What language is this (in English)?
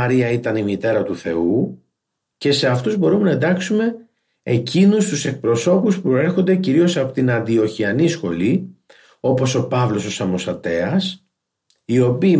Greek